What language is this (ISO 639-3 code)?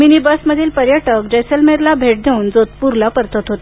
mar